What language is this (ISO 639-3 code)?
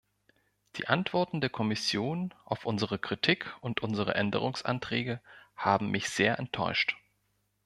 deu